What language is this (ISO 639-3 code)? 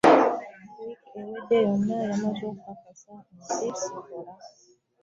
lug